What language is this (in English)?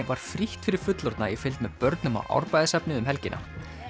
Icelandic